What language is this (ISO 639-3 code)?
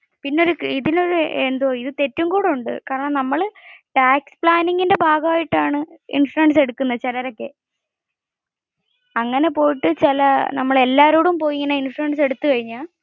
mal